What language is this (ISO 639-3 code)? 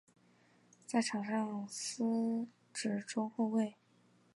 zho